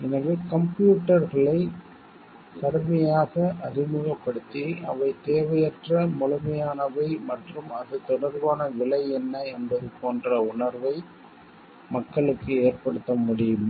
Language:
Tamil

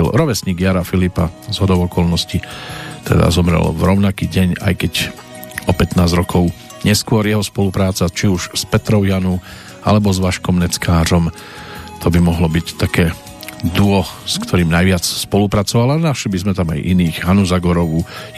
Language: Slovak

